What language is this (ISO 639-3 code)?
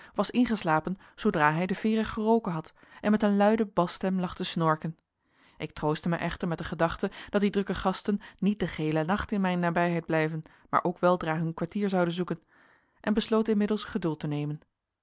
nld